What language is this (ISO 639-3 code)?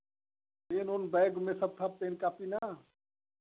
hin